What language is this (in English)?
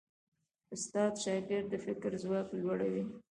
Pashto